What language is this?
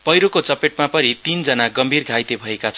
Nepali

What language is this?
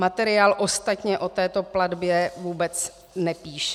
Czech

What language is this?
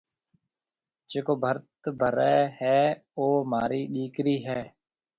Marwari (Pakistan)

